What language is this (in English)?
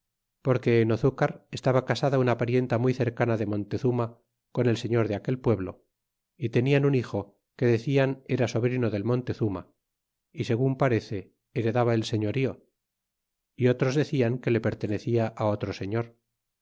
Spanish